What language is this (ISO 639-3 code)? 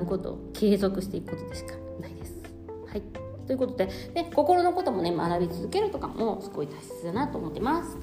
jpn